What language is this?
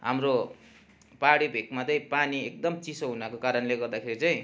Nepali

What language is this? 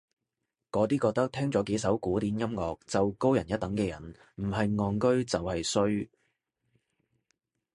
Cantonese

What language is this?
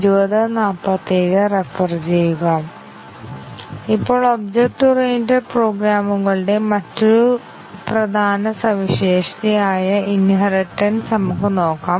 Malayalam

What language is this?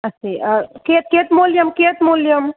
Sanskrit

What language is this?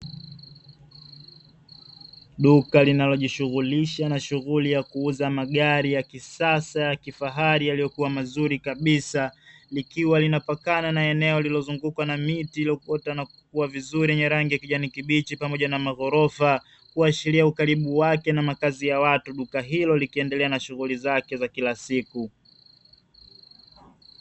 Swahili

